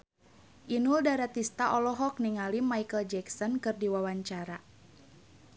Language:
Sundanese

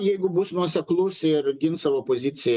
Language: Lithuanian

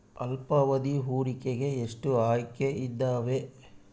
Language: Kannada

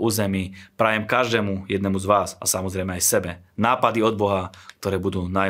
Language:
Slovak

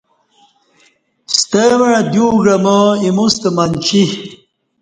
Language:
Kati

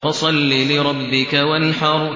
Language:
Arabic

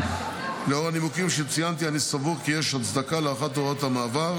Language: Hebrew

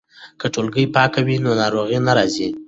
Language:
Pashto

